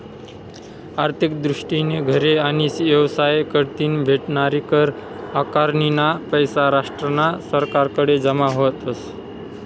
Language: Marathi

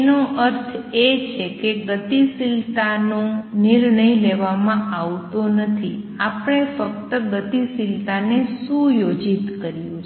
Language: Gujarati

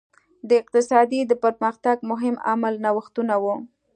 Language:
Pashto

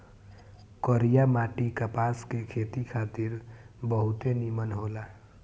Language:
Bhojpuri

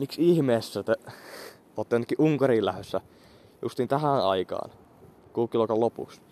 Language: Finnish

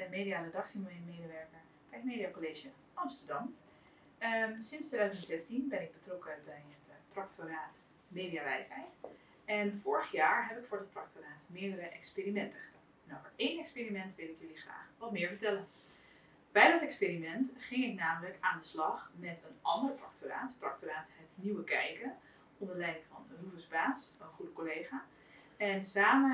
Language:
Dutch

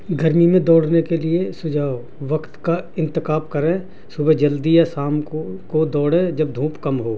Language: Urdu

